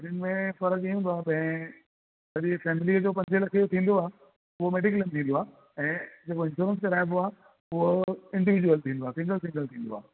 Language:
Sindhi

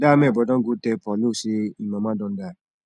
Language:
Nigerian Pidgin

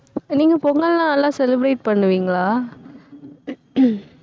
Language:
Tamil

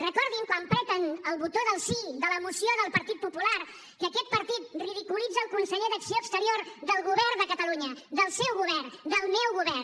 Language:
Catalan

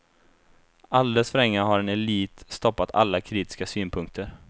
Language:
Swedish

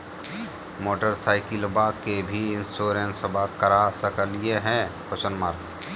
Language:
Magahi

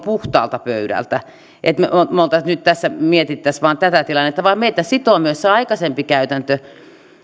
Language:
Finnish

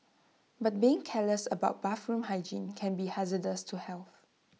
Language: English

